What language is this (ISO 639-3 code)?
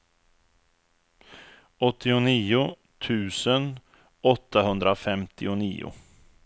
swe